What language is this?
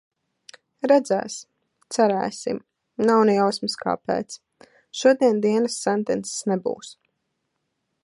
Latvian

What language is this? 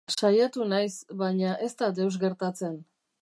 Basque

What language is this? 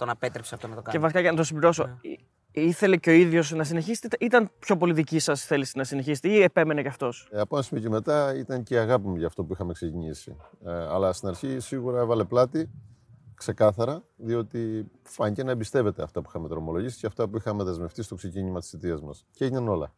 Greek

